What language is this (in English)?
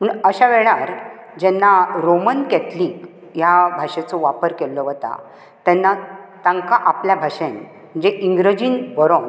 Konkani